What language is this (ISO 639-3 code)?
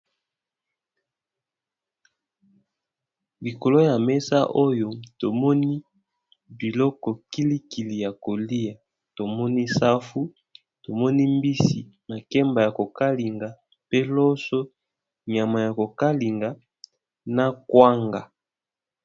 lin